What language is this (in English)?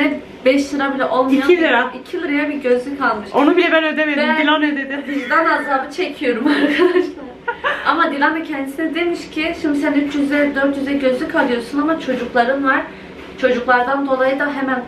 Turkish